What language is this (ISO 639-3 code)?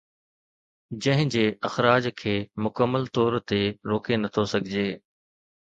snd